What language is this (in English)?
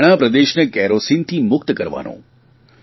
Gujarati